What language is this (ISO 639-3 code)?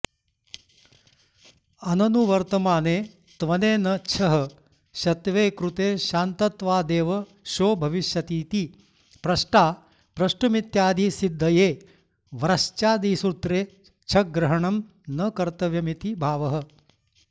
san